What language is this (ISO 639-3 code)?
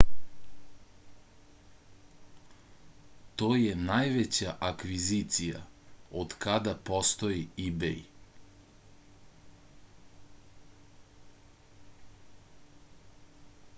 srp